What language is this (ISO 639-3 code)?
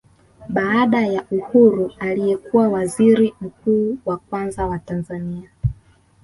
swa